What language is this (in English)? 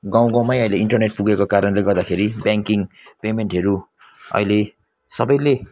Nepali